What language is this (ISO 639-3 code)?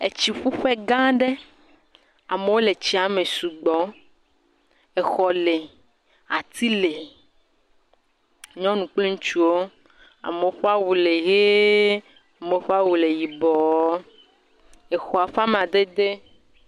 ewe